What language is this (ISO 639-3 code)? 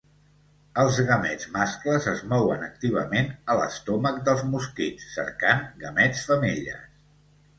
cat